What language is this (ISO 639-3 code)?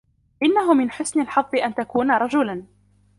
ara